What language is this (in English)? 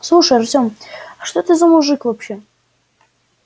Russian